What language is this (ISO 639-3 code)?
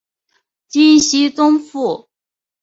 zho